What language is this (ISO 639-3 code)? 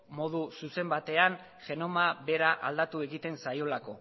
eus